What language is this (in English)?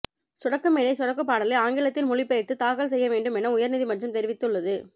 Tamil